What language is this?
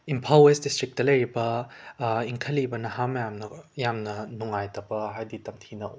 Manipuri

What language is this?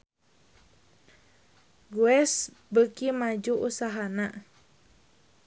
Sundanese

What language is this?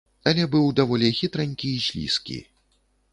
Belarusian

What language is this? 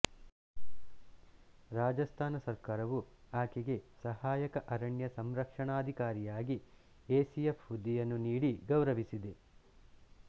Kannada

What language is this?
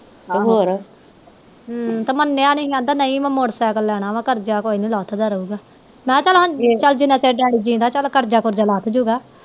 Punjabi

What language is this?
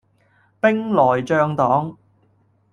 Cantonese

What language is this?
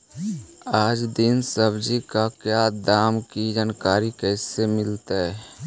Magahi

